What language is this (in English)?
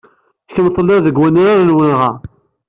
Kabyle